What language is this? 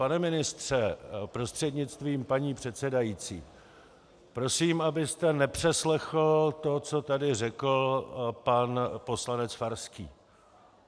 Czech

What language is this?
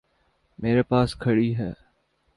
Urdu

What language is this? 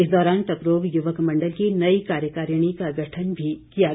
Hindi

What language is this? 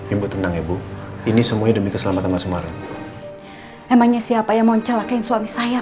Indonesian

